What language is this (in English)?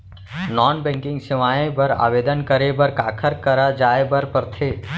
Chhattisgarhi